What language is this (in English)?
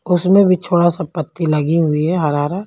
Hindi